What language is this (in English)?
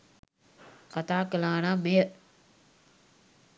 Sinhala